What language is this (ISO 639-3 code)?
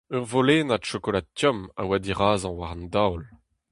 bre